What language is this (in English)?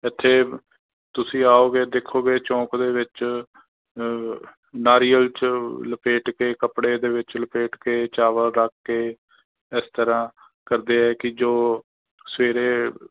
Punjabi